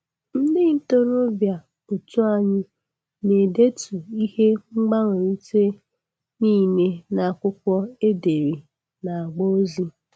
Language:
Igbo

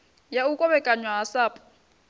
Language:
Venda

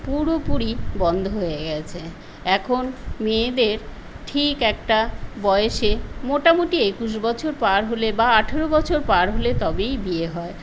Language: Bangla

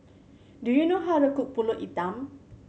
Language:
English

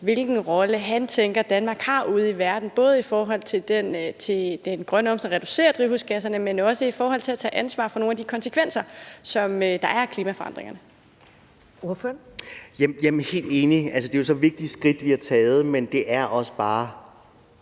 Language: Danish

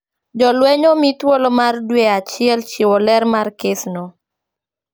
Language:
Luo (Kenya and Tanzania)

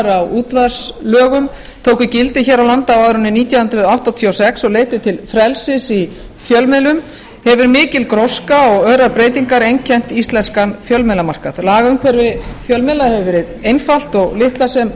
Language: Icelandic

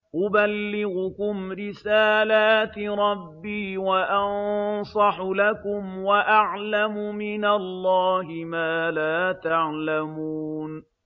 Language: Arabic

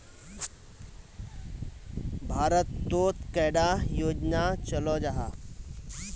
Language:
Magahi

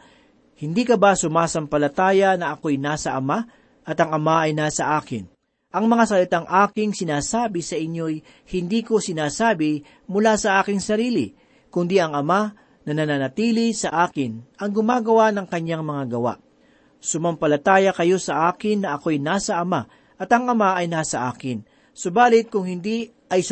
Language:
Filipino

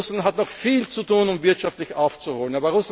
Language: German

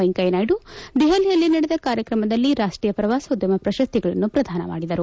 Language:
Kannada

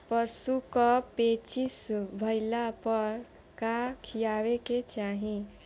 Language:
Bhojpuri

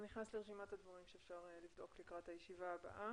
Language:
Hebrew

